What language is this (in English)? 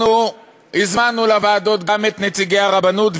Hebrew